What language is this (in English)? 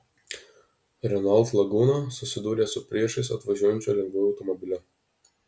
Lithuanian